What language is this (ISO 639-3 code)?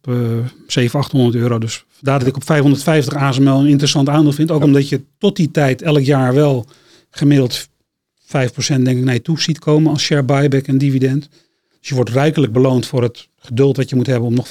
nld